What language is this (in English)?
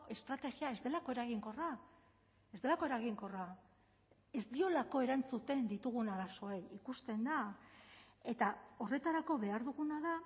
Basque